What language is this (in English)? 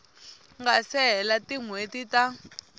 Tsonga